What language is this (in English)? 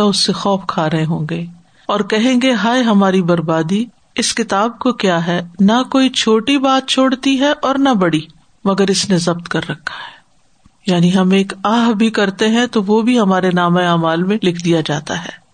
Urdu